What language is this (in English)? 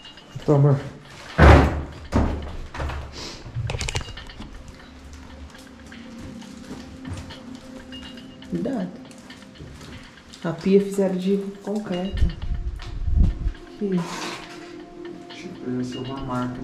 Portuguese